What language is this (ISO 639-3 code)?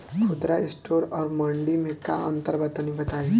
bho